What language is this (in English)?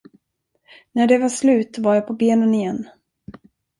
Swedish